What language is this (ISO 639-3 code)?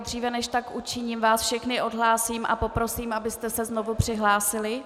ces